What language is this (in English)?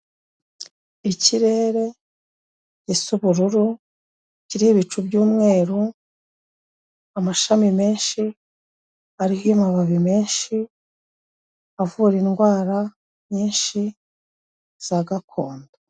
Kinyarwanda